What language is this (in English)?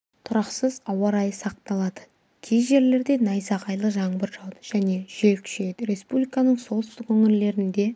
Kazakh